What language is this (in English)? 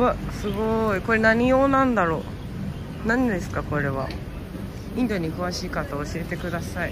Japanese